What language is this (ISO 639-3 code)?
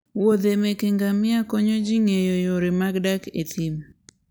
luo